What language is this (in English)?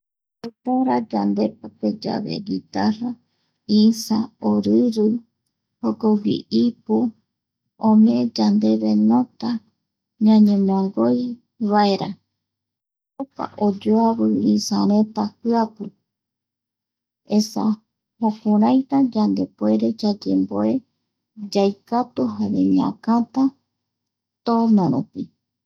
Eastern Bolivian Guaraní